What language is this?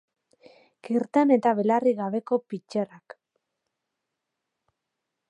Basque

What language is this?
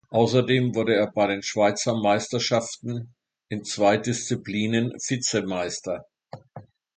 German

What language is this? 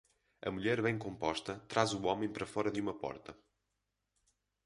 Portuguese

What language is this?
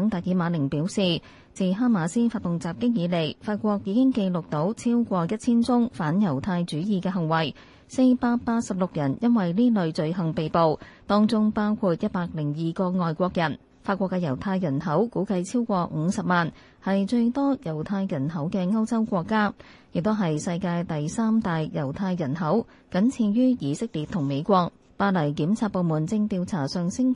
Chinese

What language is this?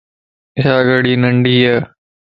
Lasi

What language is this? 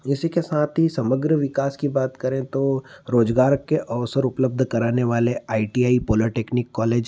Hindi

